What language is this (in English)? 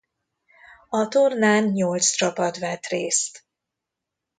Hungarian